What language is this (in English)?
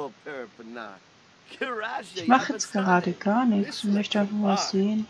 German